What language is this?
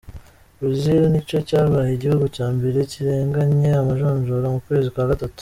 Kinyarwanda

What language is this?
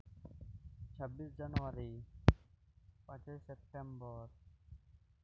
Santali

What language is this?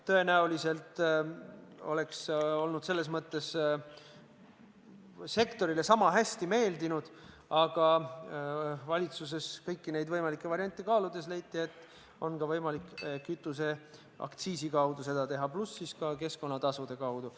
Estonian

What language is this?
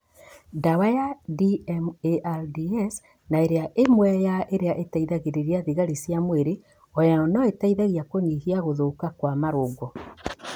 Kikuyu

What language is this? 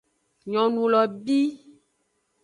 Aja (Benin)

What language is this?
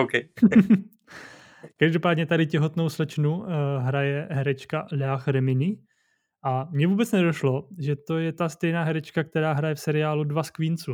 Czech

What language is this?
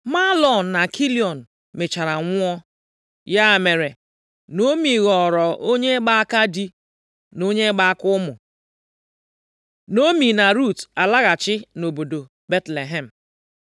Igbo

